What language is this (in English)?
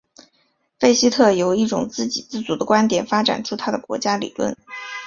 Chinese